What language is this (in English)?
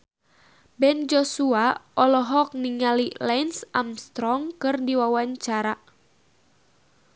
Sundanese